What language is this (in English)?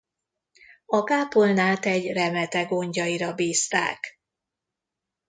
Hungarian